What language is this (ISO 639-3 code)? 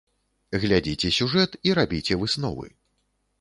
bel